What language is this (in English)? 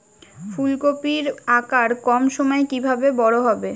Bangla